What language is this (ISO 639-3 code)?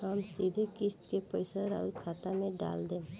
bho